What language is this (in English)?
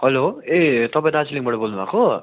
Nepali